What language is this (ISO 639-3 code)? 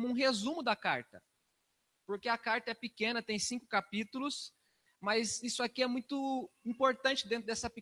por